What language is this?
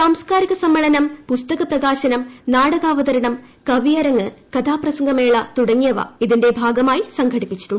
Malayalam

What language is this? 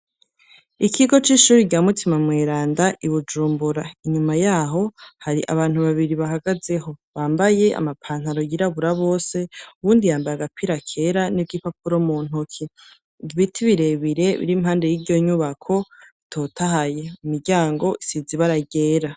Rundi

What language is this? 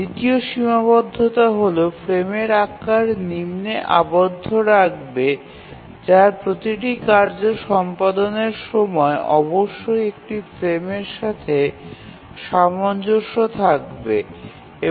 Bangla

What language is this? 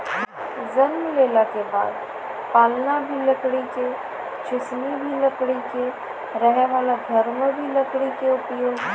Maithili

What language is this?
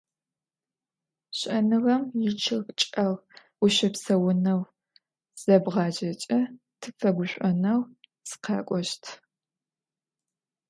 Adyghe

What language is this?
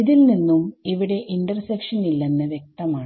Malayalam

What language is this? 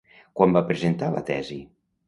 Catalan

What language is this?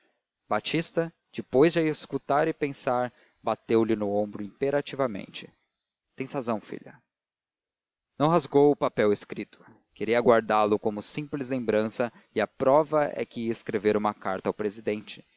Portuguese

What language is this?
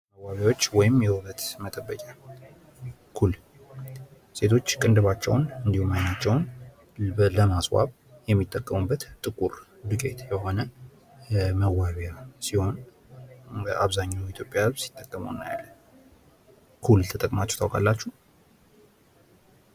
Amharic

